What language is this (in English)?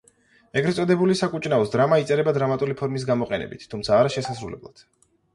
Georgian